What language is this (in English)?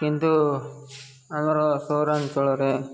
Odia